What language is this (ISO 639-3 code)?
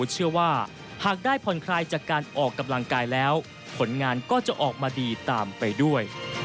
tha